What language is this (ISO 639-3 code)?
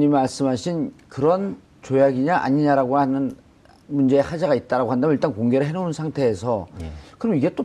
kor